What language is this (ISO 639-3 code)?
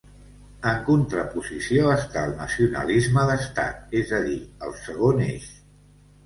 cat